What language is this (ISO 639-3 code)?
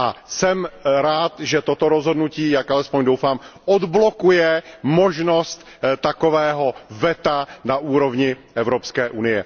ces